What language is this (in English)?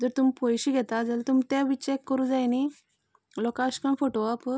Konkani